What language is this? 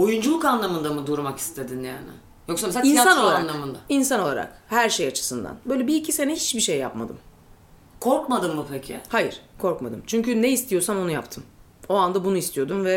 Turkish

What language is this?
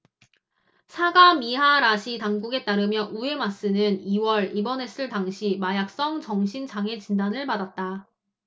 Korean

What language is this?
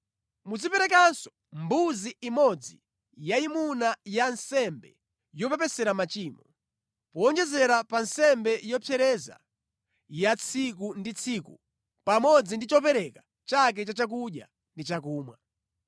Nyanja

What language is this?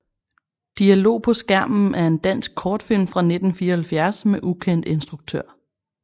Danish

